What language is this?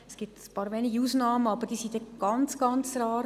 Swiss German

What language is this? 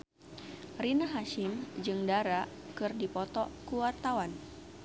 Sundanese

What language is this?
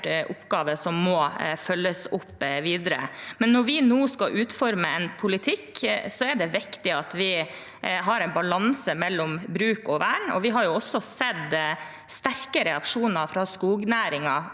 Norwegian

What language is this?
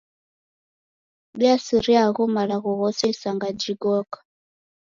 Taita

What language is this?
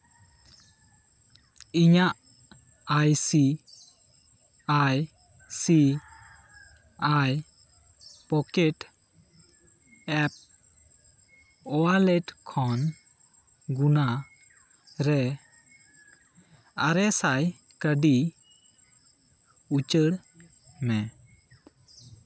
Santali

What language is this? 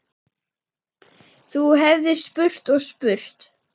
Icelandic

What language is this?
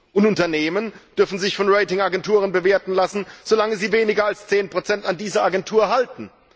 German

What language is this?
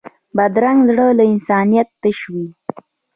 Pashto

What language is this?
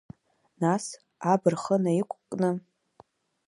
Abkhazian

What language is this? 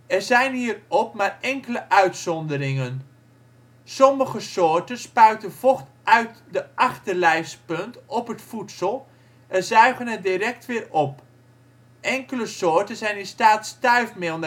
Dutch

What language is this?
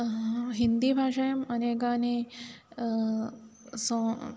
Sanskrit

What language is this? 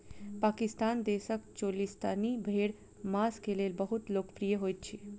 Maithili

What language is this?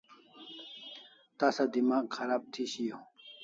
Kalasha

